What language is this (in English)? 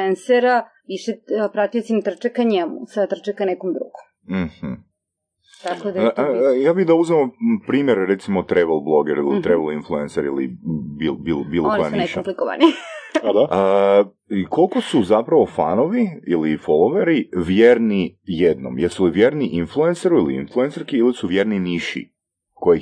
Croatian